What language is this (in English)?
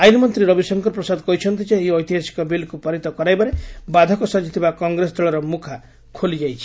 Odia